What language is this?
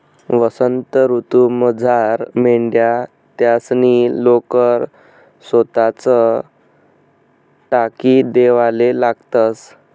Marathi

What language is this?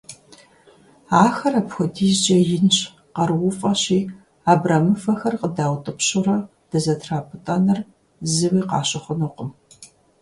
Kabardian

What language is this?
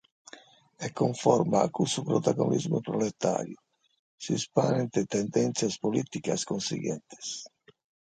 Sardinian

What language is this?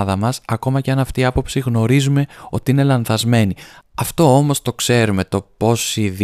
Greek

